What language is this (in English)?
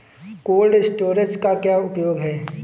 Hindi